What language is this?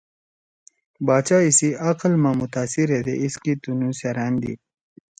Torwali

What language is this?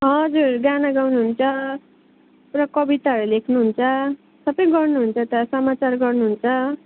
Nepali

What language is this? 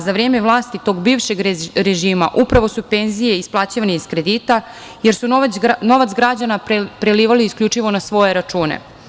Serbian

